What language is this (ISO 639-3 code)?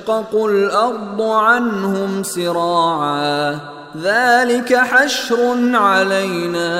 swa